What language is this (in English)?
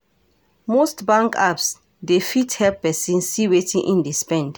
Nigerian Pidgin